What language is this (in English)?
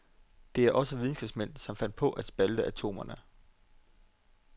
Danish